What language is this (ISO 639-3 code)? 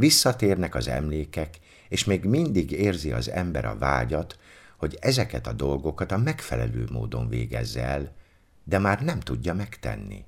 hun